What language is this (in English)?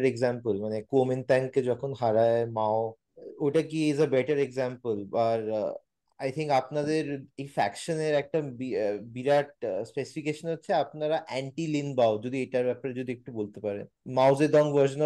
Bangla